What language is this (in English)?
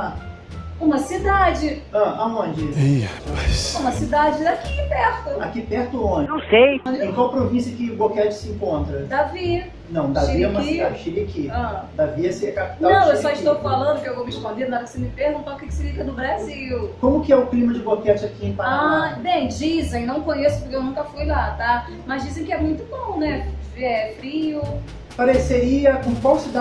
Portuguese